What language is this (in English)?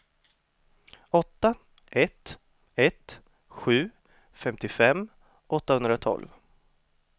Swedish